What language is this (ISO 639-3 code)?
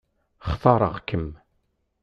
kab